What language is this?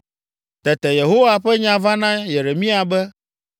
Ewe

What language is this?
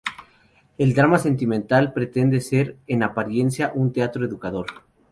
Spanish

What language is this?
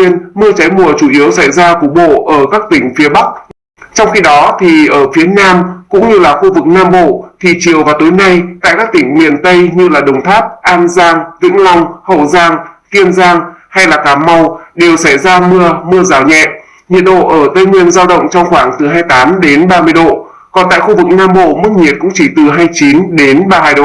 Vietnamese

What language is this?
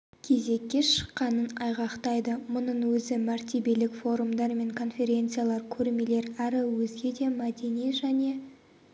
Kazakh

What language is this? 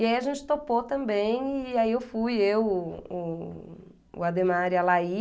Portuguese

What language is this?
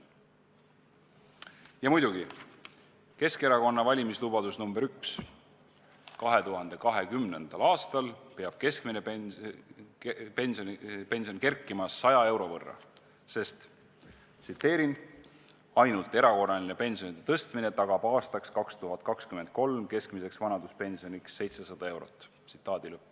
Estonian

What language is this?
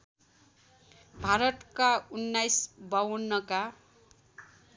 Nepali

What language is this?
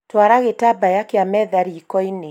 Kikuyu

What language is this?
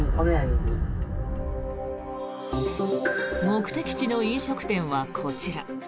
Japanese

